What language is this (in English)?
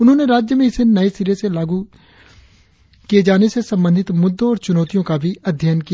Hindi